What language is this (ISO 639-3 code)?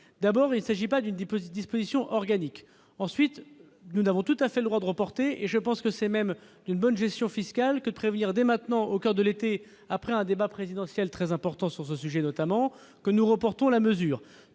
fra